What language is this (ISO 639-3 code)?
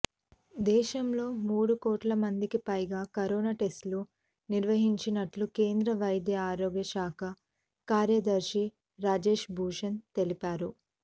tel